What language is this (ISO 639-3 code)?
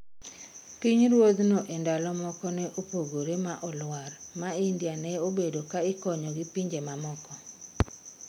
luo